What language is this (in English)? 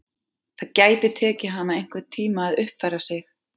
Icelandic